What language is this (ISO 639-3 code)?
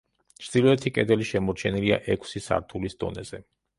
kat